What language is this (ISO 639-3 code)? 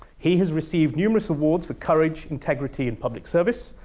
eng